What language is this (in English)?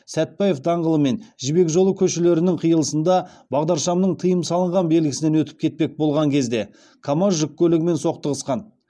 Kazakh